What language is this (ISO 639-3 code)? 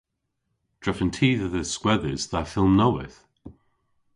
cor